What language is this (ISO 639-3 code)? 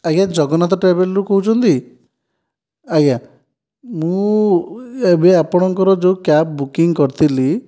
ori